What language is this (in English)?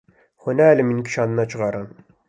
Kurdish